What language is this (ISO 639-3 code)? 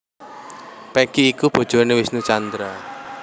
jav